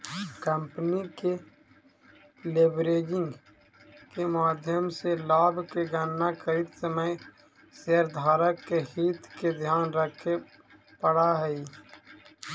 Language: Magahi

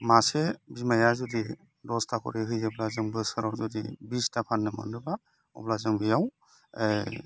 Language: Bodo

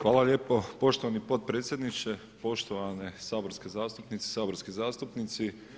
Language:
Croatian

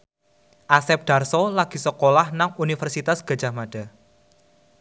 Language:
Javanese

